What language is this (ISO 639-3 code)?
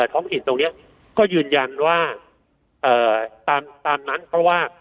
tha